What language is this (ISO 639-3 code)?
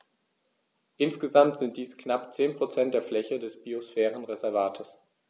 deu